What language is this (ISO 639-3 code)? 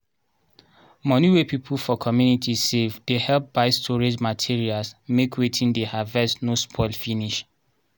pcm